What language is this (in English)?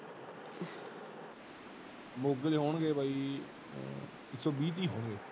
Punjabi